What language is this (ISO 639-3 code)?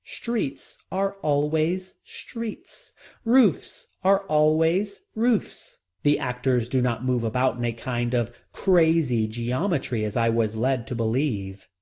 eng